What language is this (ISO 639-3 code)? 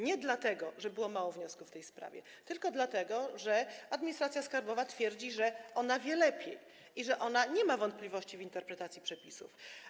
pol